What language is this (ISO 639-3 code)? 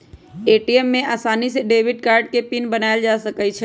mag